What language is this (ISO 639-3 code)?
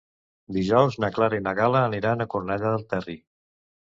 cat